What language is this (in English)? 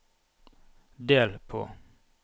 Norwegian